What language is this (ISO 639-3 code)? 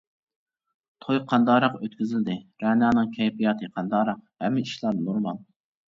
uig